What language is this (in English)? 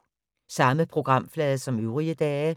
Danish